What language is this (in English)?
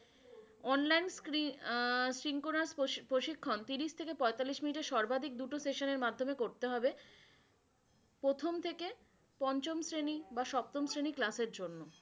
Bangla